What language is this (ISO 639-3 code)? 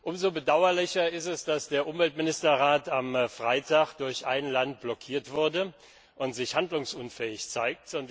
deu